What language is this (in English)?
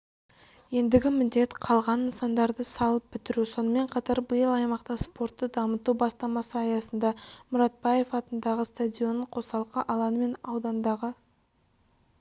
Kazakh